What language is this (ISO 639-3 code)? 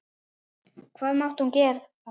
isl